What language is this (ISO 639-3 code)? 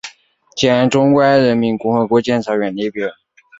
zho